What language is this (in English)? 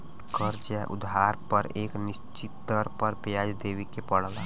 Bhojpuri